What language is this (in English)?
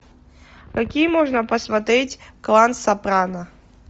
Russian